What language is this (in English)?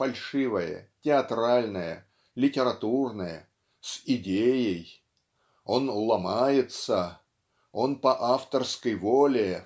Russian